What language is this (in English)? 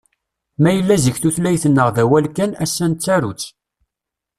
Kabyle